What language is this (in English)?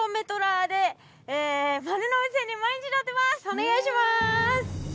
Japanese